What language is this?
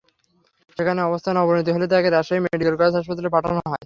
Bangla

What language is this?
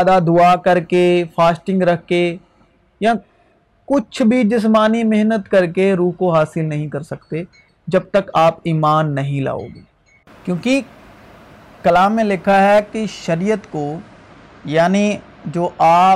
Urdu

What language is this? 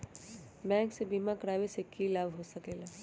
Magahi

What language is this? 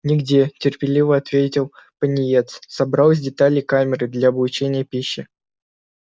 Russian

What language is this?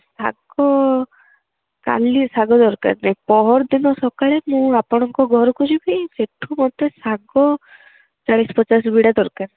Odia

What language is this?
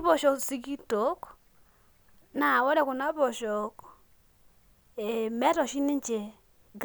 Masai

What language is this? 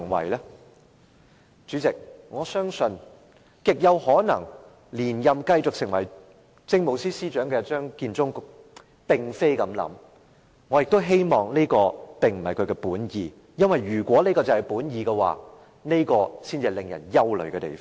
Cantonese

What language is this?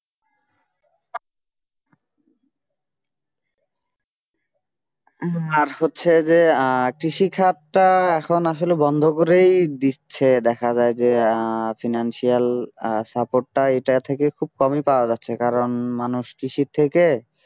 Bangla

